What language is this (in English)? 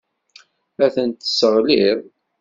Kabyle